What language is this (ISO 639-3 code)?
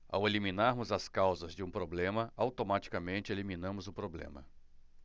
por